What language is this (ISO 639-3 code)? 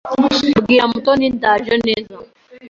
kin